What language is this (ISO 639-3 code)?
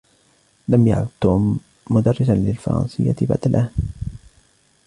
ara